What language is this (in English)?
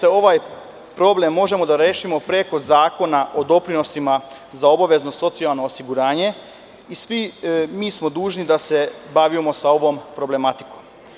Serbian